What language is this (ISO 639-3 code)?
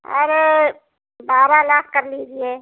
hin